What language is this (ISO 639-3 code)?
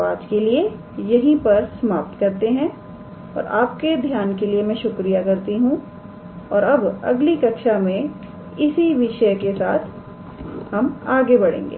hin